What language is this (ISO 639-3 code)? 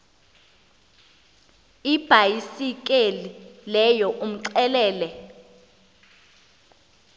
xho